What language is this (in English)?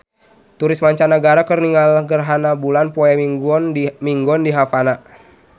Sundanese